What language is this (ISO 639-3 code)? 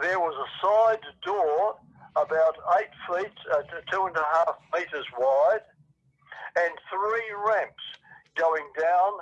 eng